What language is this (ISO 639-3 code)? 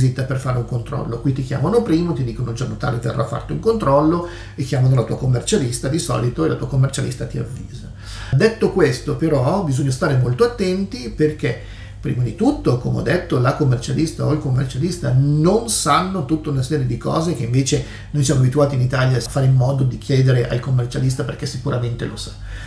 ita